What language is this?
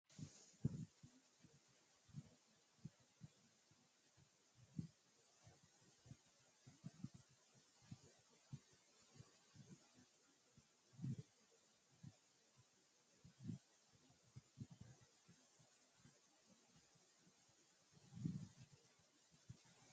Sidamo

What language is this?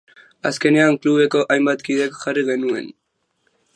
Basque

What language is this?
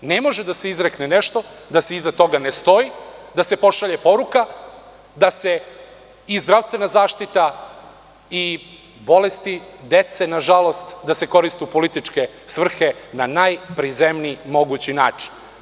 Serbian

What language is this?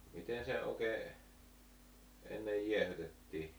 Finnish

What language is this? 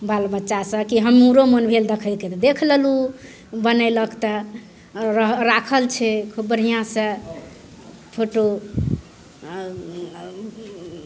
Maithili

